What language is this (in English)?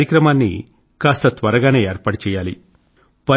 Telugu